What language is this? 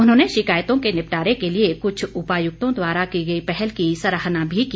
Hindi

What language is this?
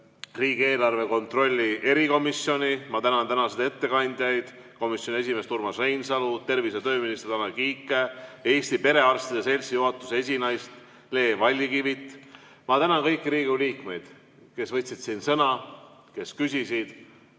Estonian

